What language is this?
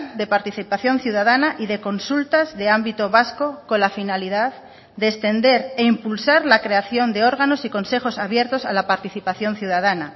Spanish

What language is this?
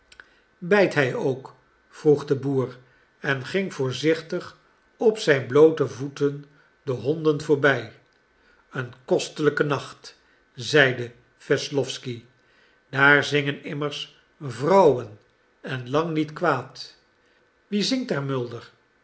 Dutch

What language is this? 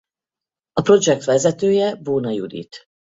Hungarian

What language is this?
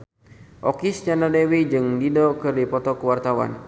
Sundanese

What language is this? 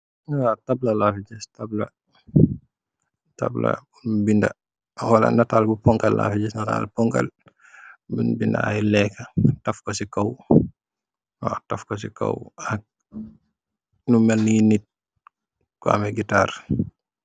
Wolof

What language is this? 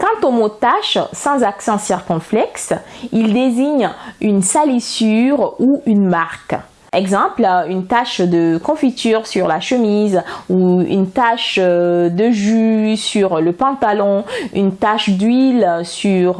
French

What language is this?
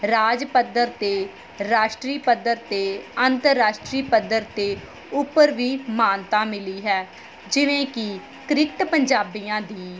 Punjabi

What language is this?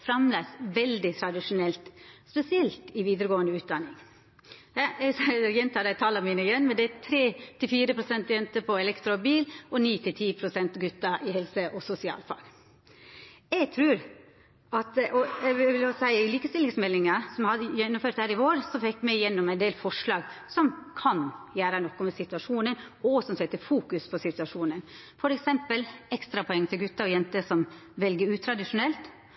Norwegian Nynorsk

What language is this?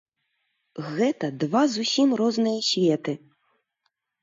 Belarusian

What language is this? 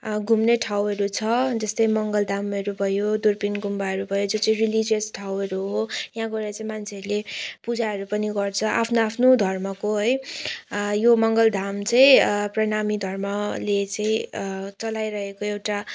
Nepali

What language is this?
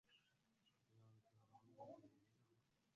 Arabic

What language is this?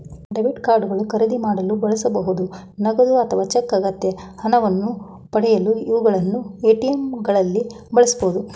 Kannada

